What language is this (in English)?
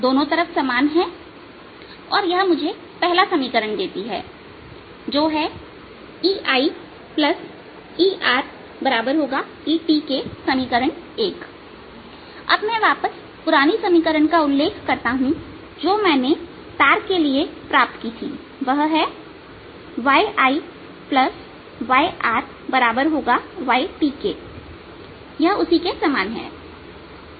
Hindi